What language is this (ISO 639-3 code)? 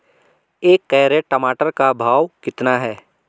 hin